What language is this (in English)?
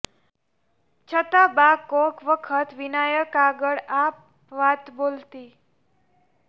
Gujarati